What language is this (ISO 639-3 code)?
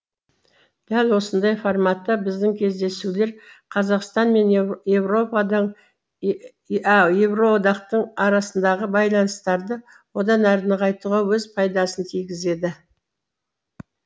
kaz